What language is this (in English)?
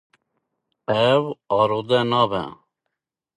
Kurdish